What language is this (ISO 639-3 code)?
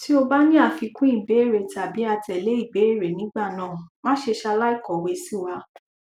yor